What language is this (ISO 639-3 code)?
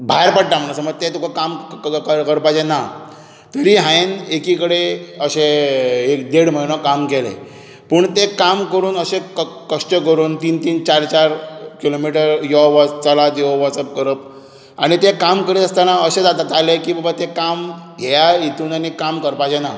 kok